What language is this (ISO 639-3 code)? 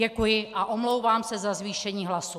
ces